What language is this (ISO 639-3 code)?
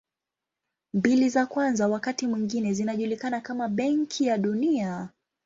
swa